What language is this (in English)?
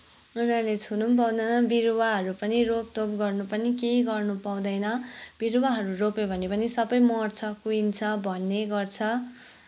Nepali